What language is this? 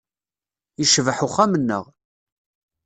Kabyle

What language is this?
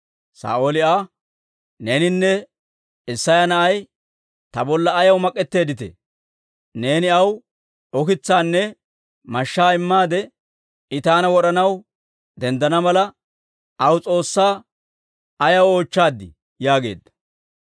Dawro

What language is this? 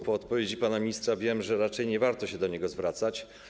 Polish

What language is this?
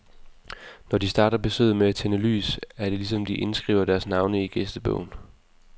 Danish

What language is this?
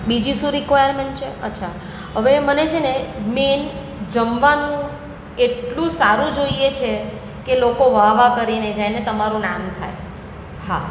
Gujarati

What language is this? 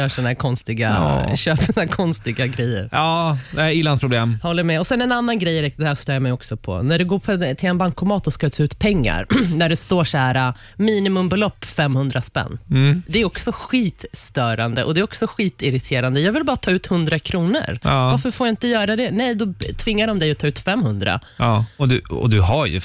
Swedish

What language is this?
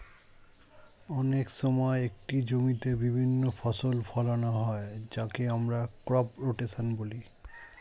Bangla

